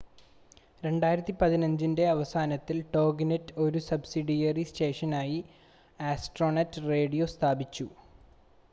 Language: Malayalam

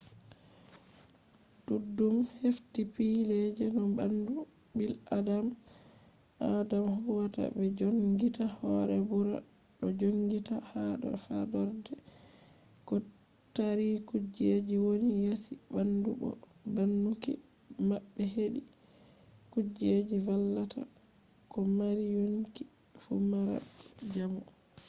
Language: Fula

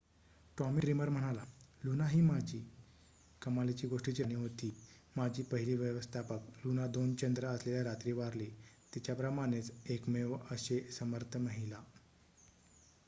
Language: Marathi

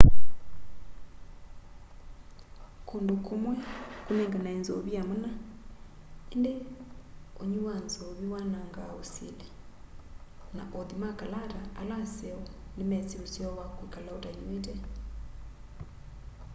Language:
Kamba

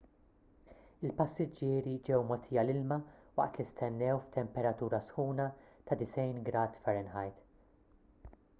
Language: Maltese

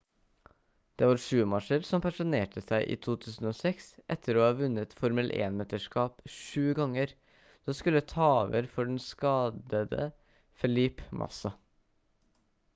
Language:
Norwegian Bokmål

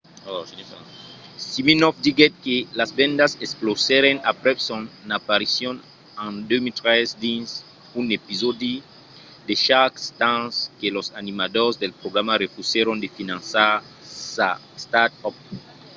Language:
Occitan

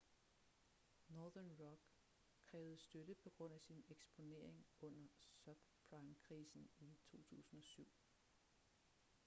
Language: Danish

